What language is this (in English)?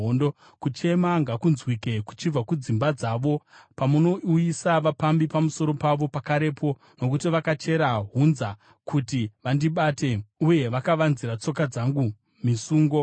Shona